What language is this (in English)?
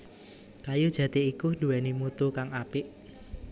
Javanese